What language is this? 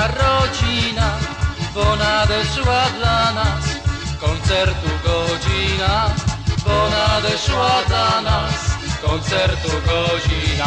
Polish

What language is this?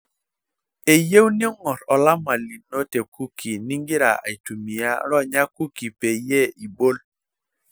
Masai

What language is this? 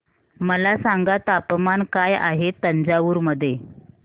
Marathi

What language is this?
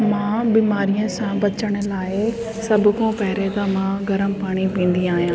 Sindhi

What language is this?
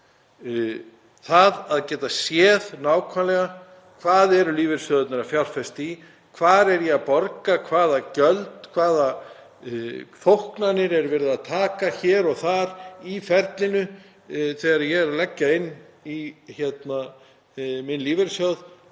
Icelandic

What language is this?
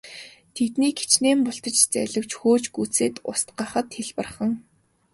Mongolian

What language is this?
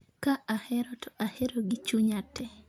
Luo (Kenya and Tanzania)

